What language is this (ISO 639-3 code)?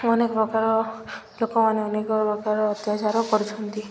ori